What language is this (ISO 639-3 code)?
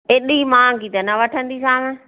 snd